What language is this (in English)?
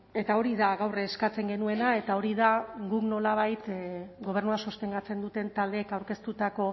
Basque